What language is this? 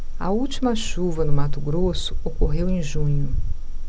Portuguese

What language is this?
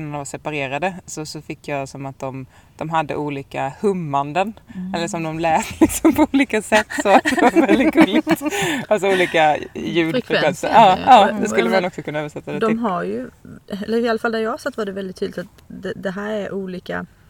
Swedish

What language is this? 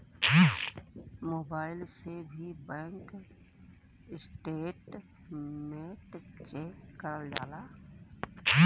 Bhojpuri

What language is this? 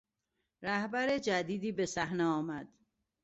Persian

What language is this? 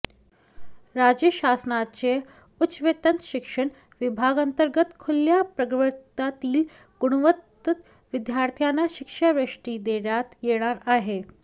Marathi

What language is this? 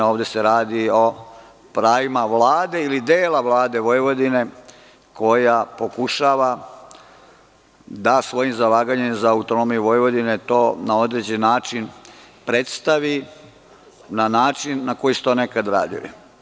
Serbian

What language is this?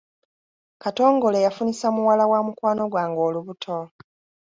Ganda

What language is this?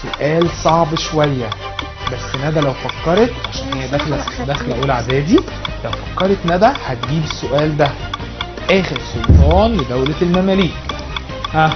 Arabic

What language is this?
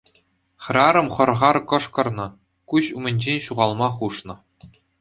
Chuvash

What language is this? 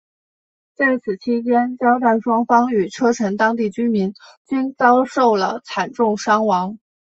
Chinese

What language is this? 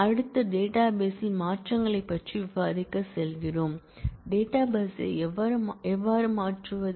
Tamil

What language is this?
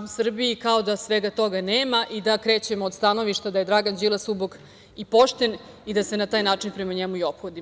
Serbian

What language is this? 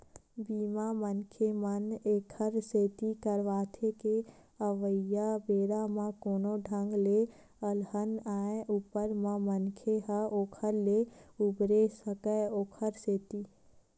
Chhattisgarhi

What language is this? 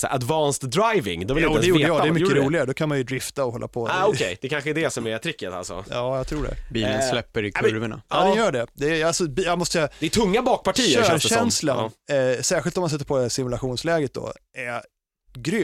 Swedish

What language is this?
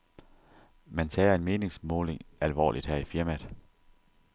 Danish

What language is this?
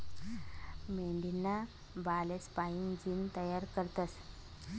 Marathi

